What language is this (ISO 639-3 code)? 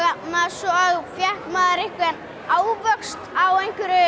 isl